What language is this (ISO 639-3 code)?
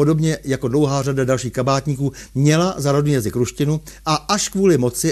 ces